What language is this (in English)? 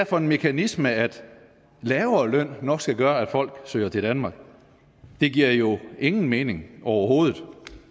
Danish